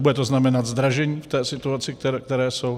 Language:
Czech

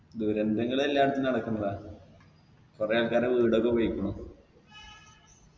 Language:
Malayalam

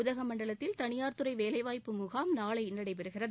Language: Tamil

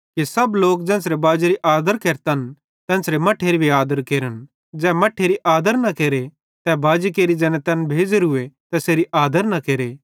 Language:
Bhadrawahi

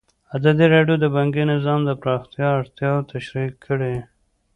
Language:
Pashto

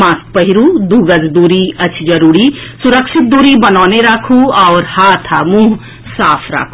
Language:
Maithili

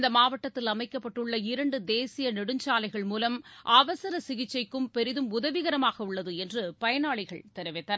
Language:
Tamil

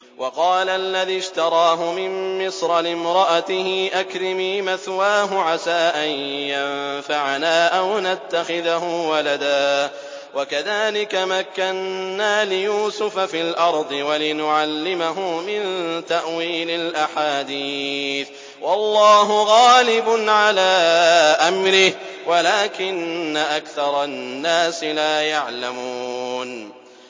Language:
Arabic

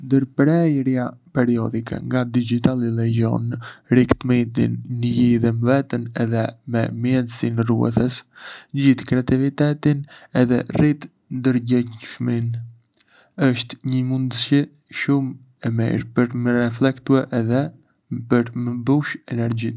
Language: Arbëreshë Albanian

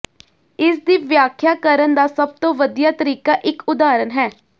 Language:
Punjabi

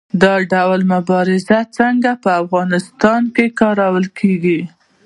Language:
Pashto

